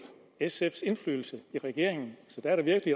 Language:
Danish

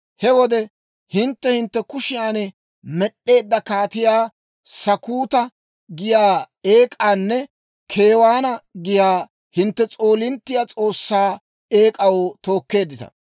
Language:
Dawro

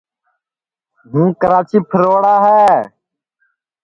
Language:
Sansi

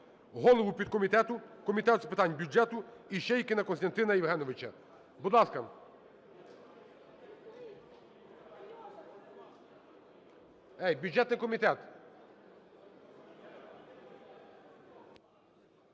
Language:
Ukrainian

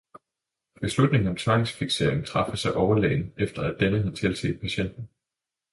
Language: Danish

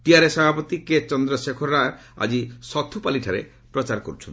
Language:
Odia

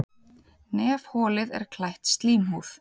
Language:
Icelandic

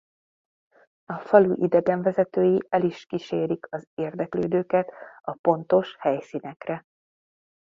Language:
Hungarian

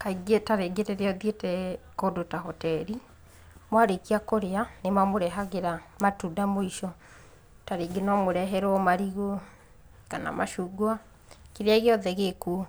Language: Kikuyu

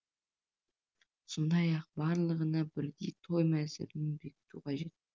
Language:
Kazakh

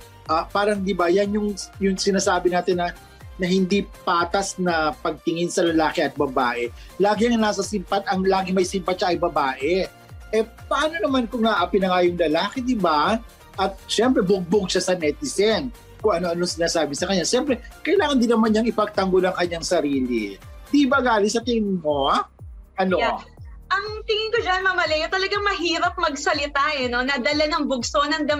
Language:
Filipino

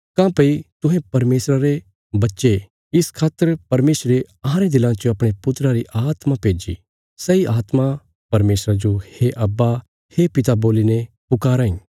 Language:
Bilaspuri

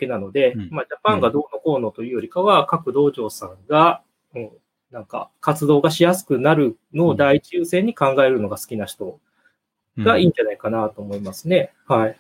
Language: Japanese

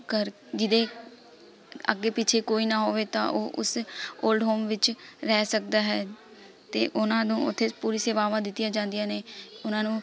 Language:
Punjabi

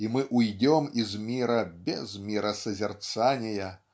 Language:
Russian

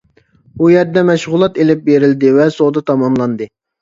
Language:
Uyghur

